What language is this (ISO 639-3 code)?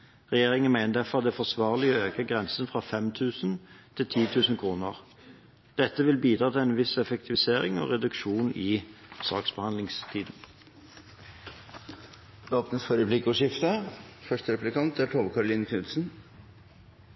nob